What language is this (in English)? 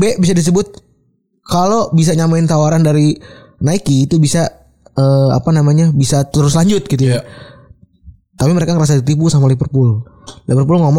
Indonesian